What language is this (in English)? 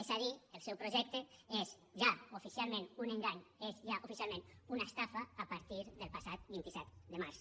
Catalan